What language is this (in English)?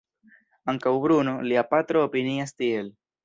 Esperanto